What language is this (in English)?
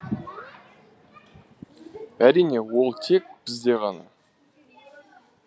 Kazakh